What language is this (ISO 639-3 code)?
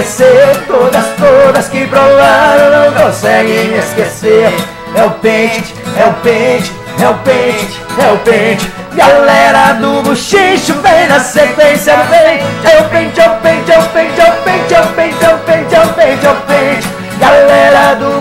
por